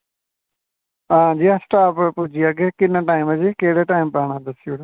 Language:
Dogri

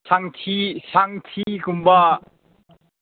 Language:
Manipuri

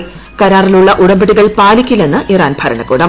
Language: Malayalam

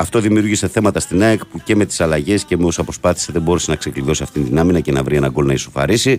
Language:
Greek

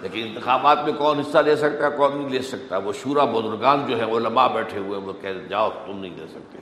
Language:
Urdu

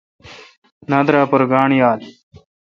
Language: Kalkoti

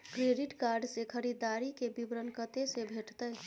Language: Maithili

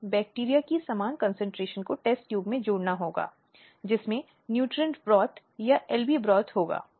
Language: Hindi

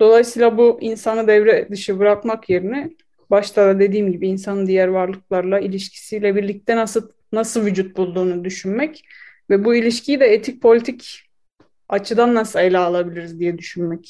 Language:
Turkish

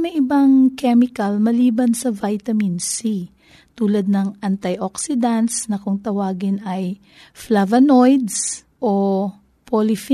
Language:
Filipino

